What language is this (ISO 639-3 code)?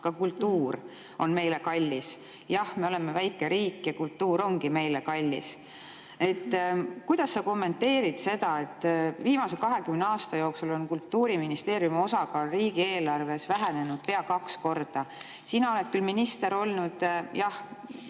est